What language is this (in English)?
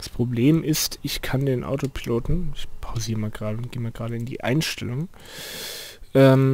German